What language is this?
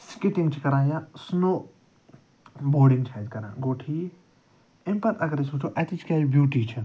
Kashmiri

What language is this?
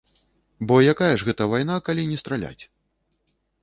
Belarusian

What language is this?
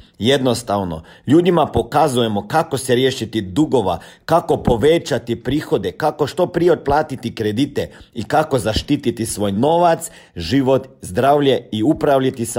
Croatian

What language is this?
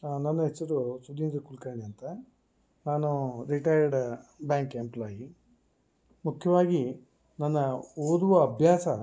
Kannada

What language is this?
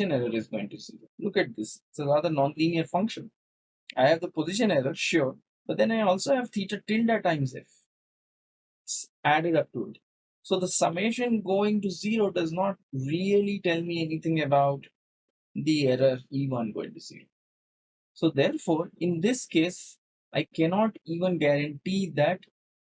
English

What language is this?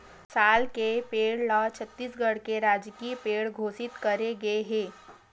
Chhattisgarhi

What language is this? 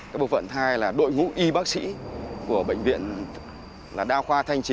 Vietnamese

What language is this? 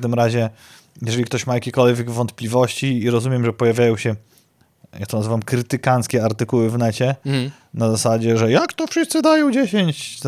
Polish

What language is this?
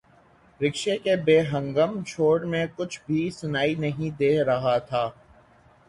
Urdu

